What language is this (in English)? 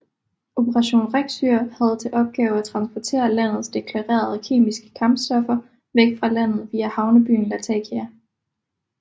Danish